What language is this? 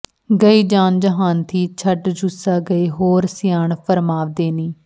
Punjabi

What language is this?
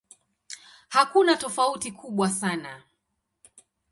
Swahili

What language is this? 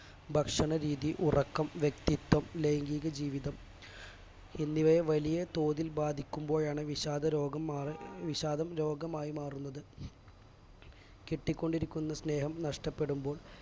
Malayalam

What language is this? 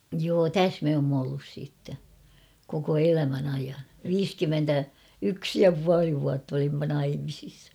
Finnish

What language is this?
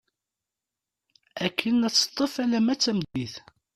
Kabyle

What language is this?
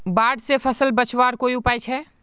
Magahi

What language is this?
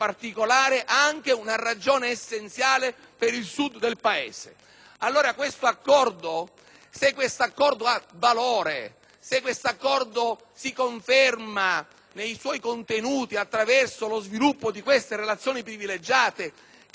Italian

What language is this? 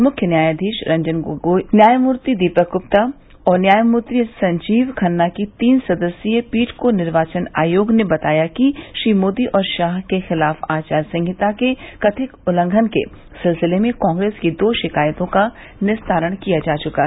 Hindi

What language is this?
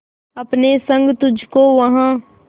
Hindi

